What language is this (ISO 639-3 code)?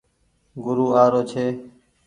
gig